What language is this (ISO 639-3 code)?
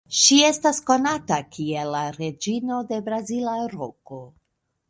epo